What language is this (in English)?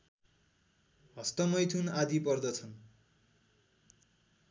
Nepali